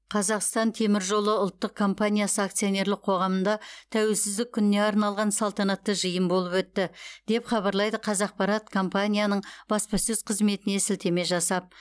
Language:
Kazakh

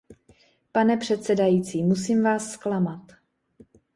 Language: Czech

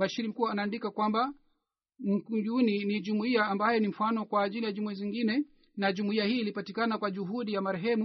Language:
Swahili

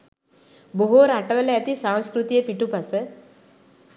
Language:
Sinhala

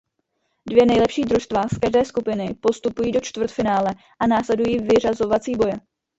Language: Czech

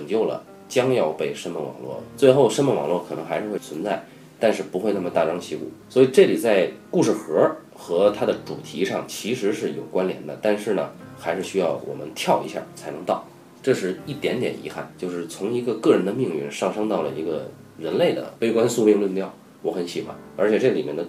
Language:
Chinese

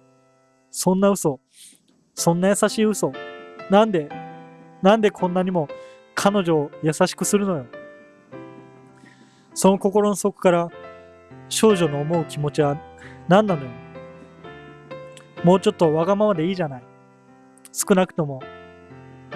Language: Japanese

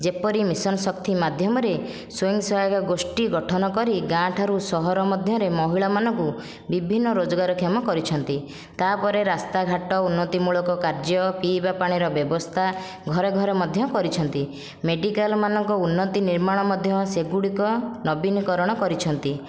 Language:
Odia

